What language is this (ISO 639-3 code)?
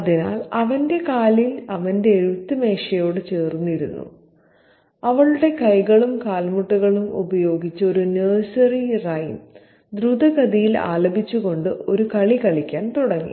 mal